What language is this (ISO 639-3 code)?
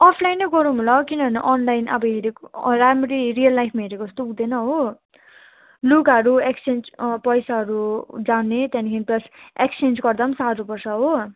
nep